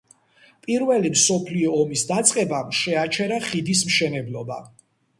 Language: Georgian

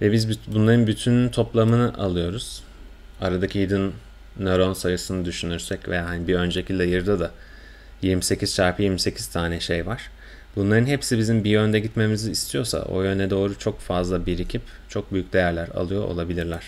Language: Turkish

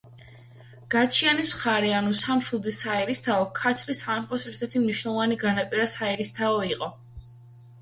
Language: Georgian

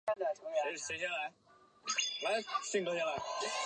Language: Chinese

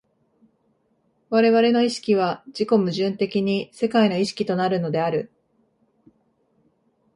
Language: Japanese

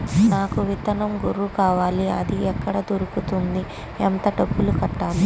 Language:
Telugu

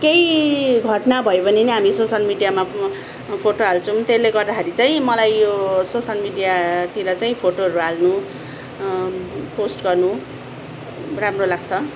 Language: Nepali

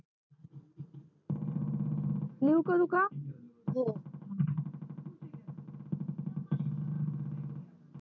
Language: Marathi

